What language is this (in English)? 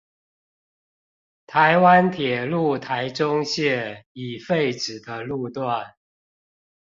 Chinese